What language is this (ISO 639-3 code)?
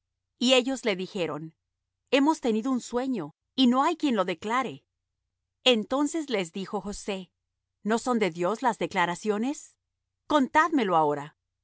spa